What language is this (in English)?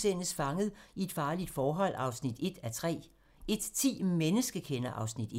Danish